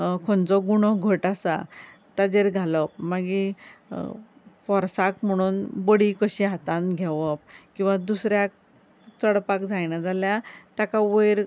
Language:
Konkani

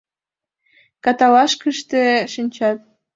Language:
Mari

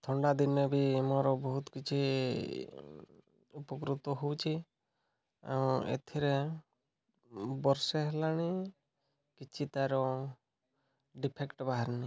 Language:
Odia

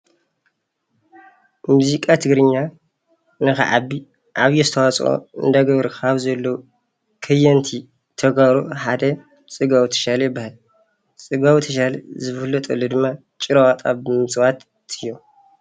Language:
Tigrinya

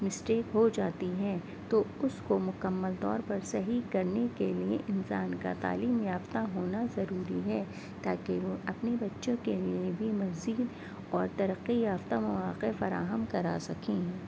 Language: Urdu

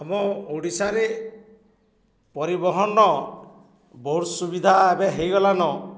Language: Odia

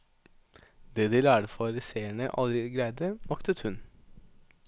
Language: Norwegian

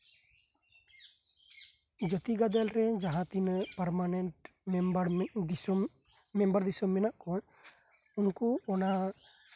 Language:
Santali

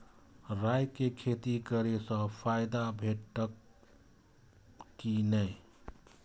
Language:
Maithili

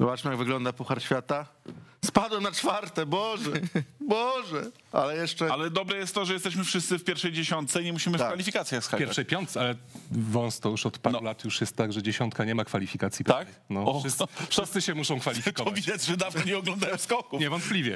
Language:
Polish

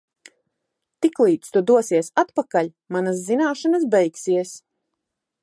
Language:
Latvian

